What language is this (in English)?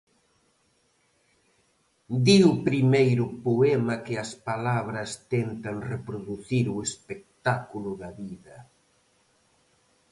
Galician